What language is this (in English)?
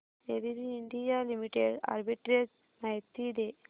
Marathi